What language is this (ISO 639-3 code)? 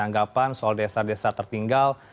ind